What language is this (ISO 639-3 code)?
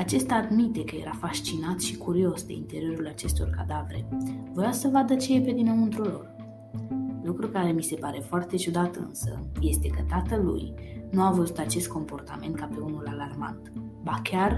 ron